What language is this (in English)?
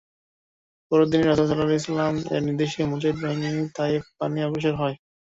Bangla